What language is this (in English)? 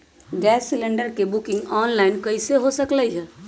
Magahi